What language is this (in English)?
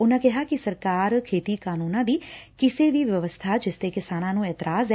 Punjabi